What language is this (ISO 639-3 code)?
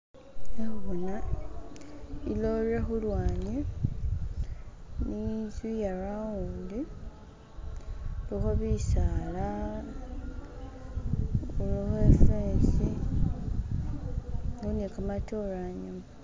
myx